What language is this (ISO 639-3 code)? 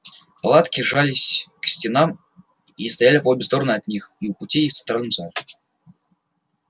rus